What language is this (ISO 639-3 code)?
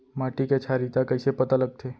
hne